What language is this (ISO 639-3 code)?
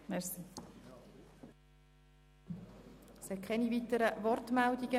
gsw